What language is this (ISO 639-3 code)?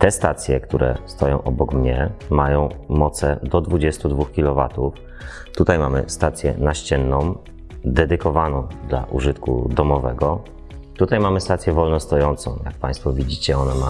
pol